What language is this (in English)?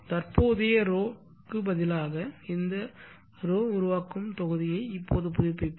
Tamil